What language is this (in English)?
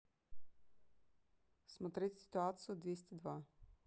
Russian